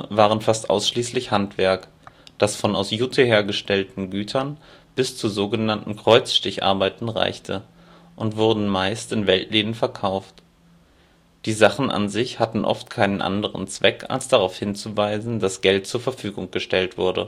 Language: German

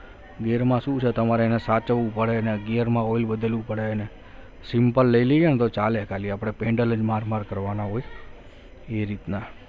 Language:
Gujarati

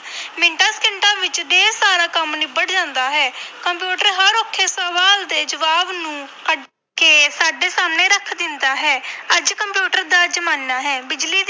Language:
Punjabi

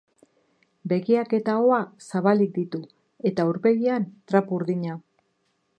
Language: Basque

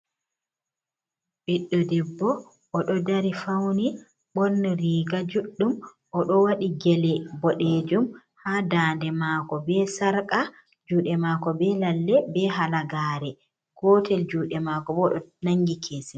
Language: Fula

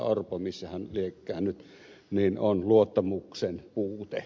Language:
Finnish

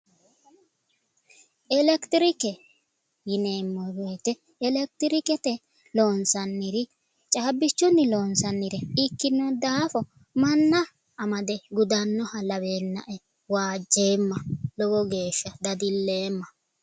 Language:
Sidamo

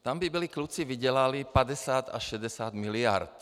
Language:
Czech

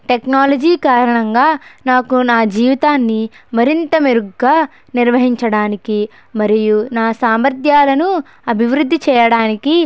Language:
Telugu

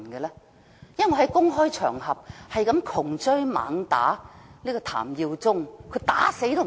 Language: Cantonese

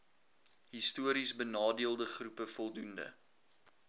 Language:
Afrikaans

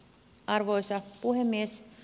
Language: Finnish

